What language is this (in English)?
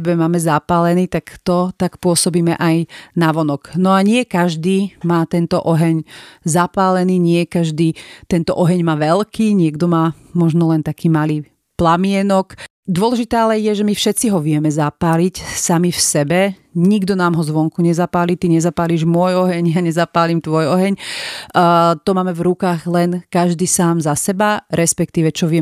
Slovak